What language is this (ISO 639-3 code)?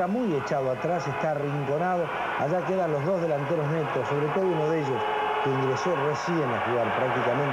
spa